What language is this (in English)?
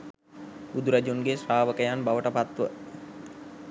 Sinhala